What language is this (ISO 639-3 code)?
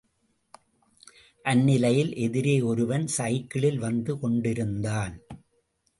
tam